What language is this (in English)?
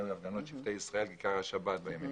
Hebrew